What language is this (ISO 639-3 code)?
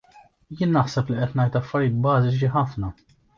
mlt